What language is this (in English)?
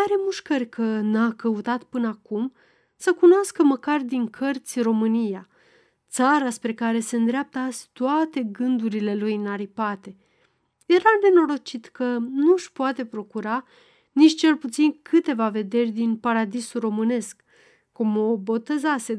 Romanian